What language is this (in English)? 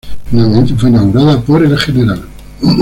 Spanish